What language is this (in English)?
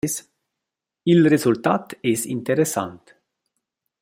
Romansh